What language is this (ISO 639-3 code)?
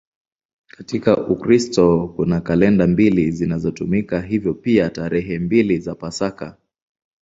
swa